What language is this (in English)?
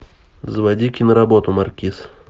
Russian